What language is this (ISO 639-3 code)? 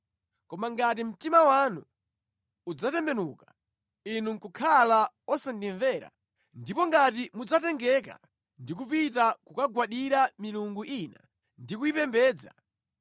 nya